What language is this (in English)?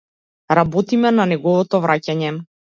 Macedonian